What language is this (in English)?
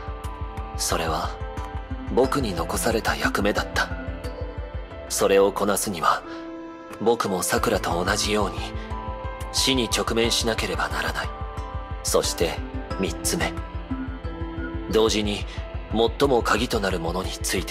Japanese